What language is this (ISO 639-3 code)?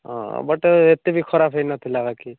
ori